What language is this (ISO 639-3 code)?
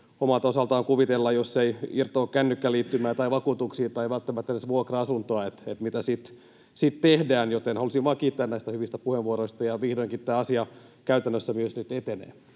fin